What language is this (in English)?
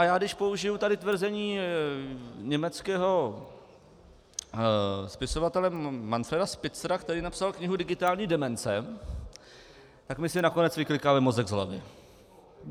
Czech